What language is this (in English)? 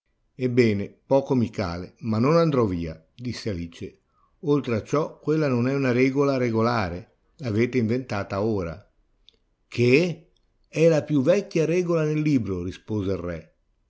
Italian